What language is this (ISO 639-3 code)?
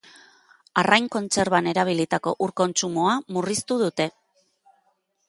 eus